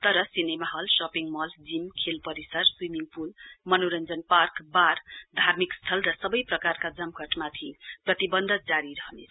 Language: Nepali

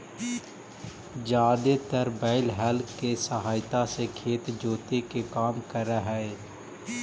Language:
Magahi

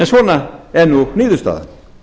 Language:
Icelandic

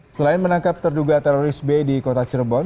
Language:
Indonesian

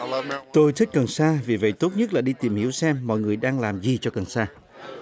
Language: Vietnamese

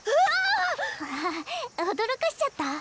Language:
Japanese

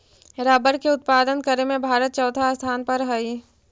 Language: Magahi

